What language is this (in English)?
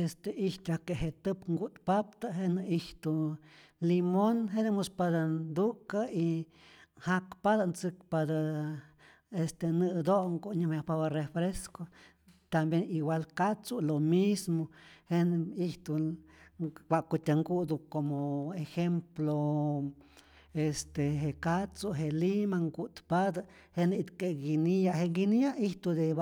Rayón Zoque